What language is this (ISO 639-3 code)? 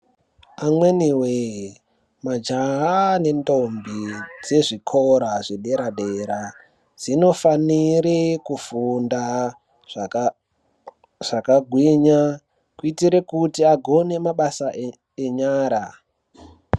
ndc